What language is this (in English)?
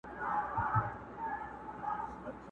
Pashto